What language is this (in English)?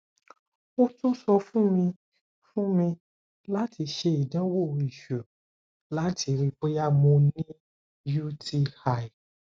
Yoruba